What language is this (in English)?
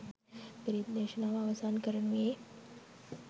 Sinhala